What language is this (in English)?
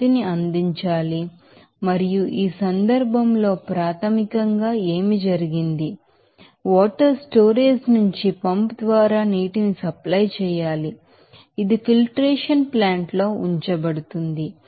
Telugu